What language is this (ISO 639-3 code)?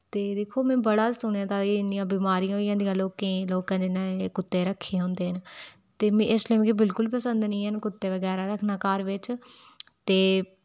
doi